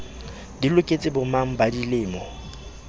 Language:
Southern Sotho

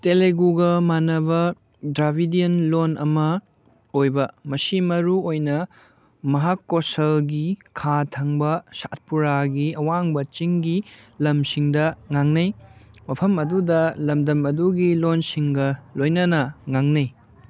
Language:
Manipuri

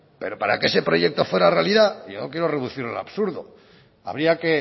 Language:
Spanish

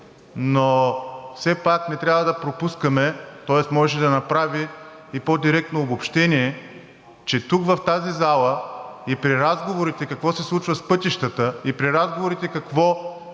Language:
Bulgarian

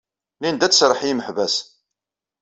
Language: Kabyle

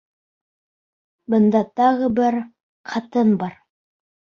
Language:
Bashkir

